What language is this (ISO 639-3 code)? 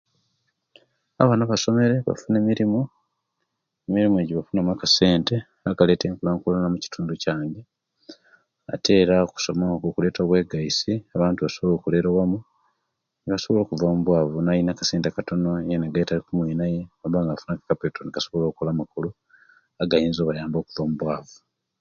lke